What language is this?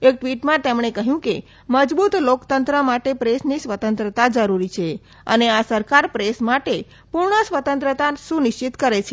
Gujarati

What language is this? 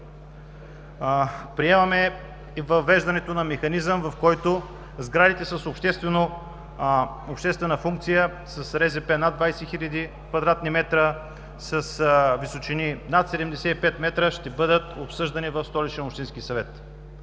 Bulgarian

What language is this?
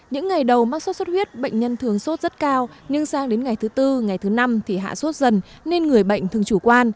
Vietnamese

